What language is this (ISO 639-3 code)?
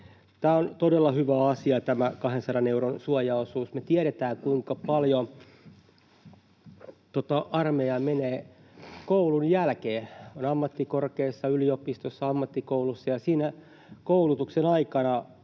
fin